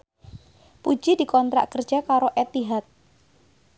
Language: Javanese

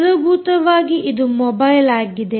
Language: Kannada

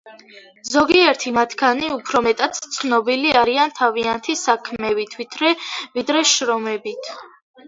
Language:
Georgian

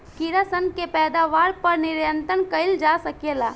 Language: Bhojpuri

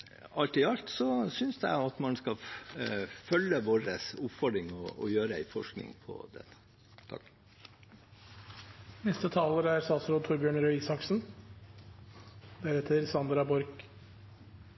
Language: Norwegian Bokmål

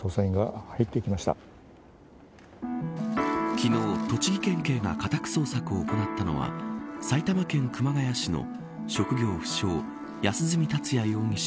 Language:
Japanese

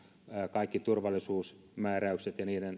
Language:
Finnish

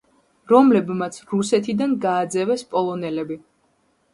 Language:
Georgian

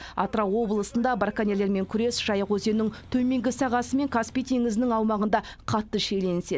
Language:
Kazakh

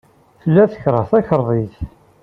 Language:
Kabyle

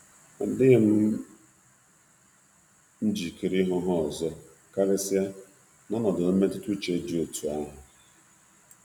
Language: Igbo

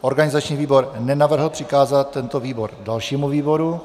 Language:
Czech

